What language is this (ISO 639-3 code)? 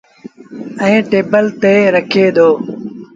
sbn